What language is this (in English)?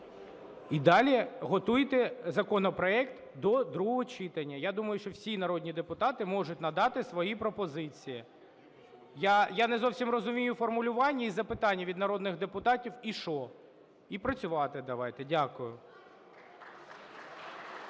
Ukrainian